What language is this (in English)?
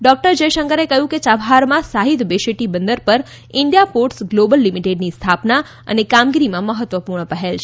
Gujarati